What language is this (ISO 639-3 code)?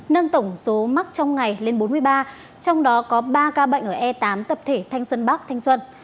vie